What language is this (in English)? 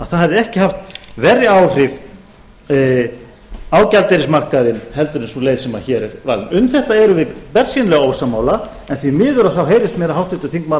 Icelandic